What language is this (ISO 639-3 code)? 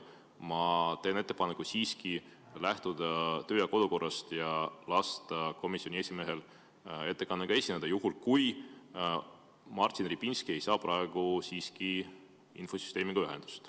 est